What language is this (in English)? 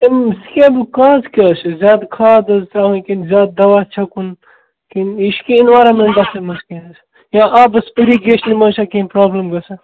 Kashmiri